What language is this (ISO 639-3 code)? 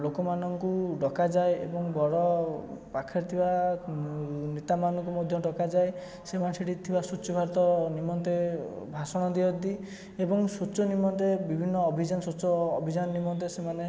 ori